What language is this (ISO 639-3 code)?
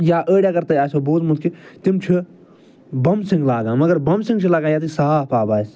kas